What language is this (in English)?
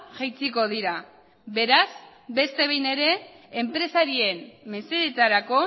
Basque